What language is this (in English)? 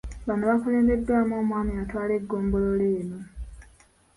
Ganda